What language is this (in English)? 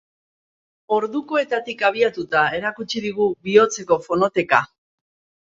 Basque